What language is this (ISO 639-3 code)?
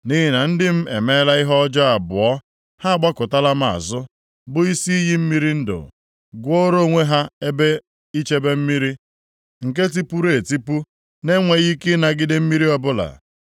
ibo